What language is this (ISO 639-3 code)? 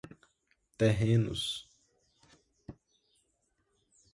por